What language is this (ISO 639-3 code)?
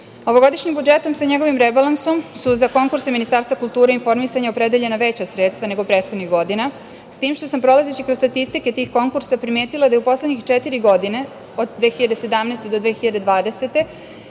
srp